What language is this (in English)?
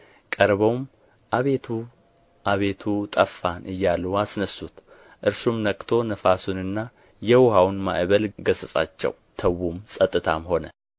Amharic